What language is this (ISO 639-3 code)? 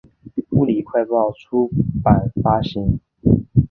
zho